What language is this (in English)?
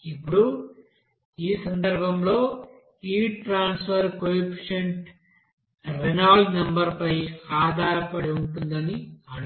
Telugu